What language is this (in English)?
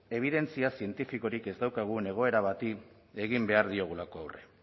Basque